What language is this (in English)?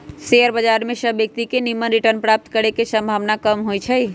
Magahi